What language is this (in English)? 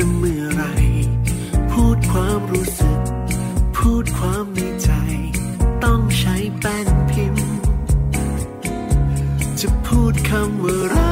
Thai